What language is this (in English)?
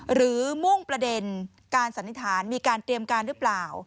Thai